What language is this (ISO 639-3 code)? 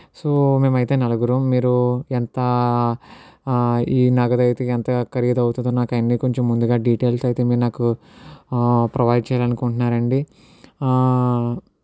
tel